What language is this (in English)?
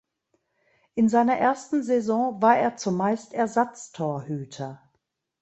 German